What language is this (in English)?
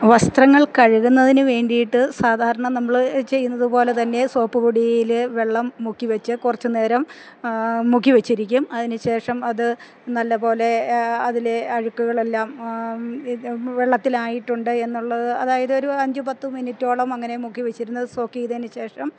Malayalam